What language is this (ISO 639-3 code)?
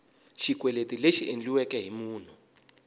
tso